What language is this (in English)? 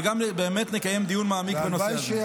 Hebrew